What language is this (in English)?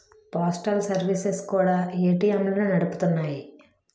Telugu